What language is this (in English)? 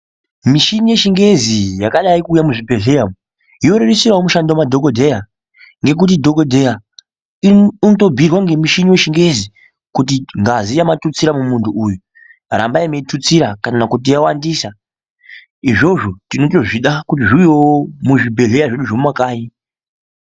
Ndau